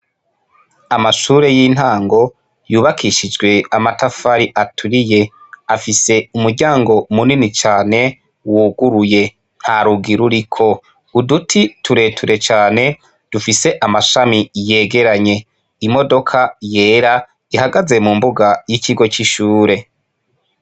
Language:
Rundi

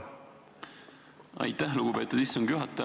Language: Estonian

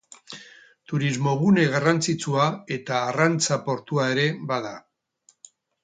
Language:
Basque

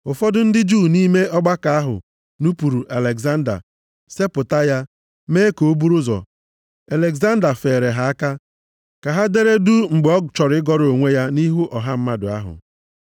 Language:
Igbo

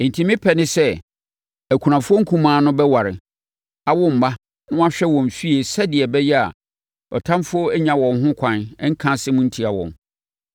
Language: Akan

